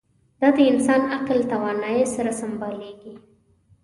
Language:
Pashto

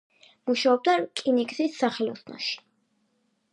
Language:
Georgian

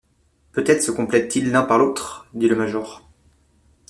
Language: French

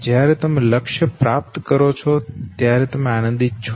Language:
Gujarati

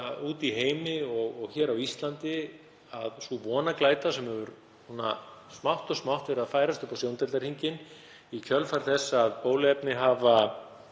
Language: Icelandic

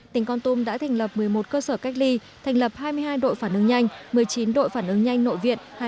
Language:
Vietnamese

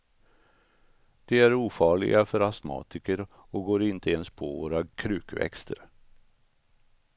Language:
Swedish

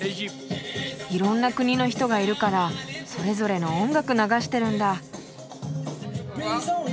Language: Japanese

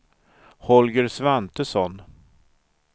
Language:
Swedish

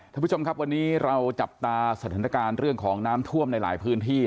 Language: Thai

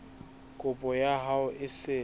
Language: Southern Sotho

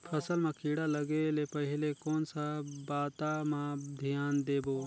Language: Chhattisgarhi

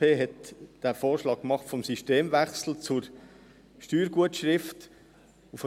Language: Swiss German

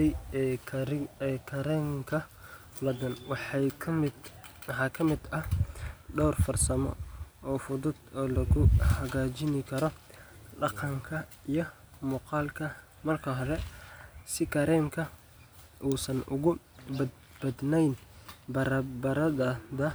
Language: Somali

